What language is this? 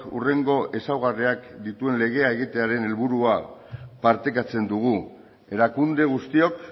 Basque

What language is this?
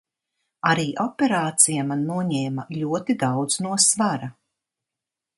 Latvian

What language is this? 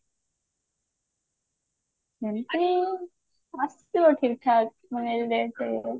Odia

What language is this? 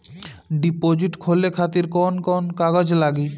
Bhojpuri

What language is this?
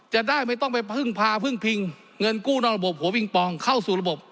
Thai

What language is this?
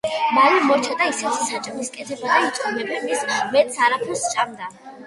Georgian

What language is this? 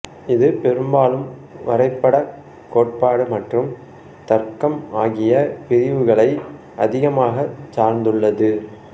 Tamil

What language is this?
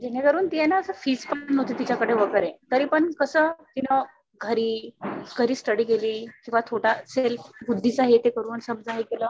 Marathi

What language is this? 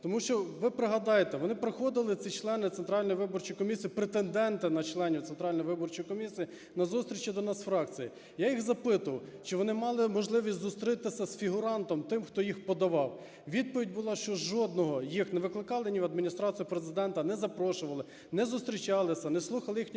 Ukrainian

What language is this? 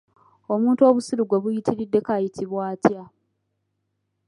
Ganda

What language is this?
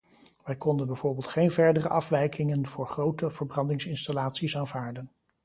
Dutch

